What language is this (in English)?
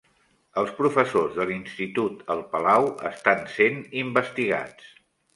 Catalan